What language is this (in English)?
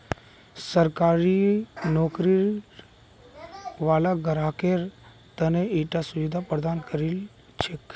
Magahi